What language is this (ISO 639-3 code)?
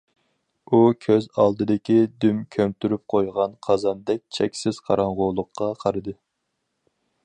uig